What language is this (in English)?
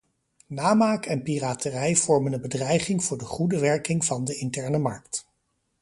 Dutch